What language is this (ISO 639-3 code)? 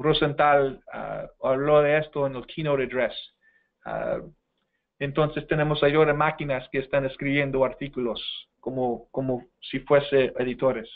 spa